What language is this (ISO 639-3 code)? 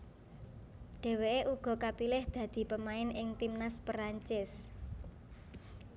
jav